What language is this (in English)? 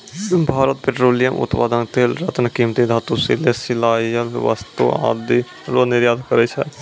Maithili